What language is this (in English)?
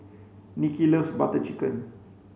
English